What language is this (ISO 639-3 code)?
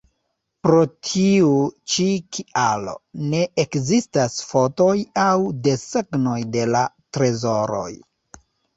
epo